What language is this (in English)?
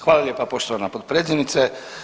Croatian